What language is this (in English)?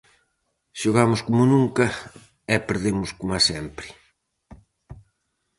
Galician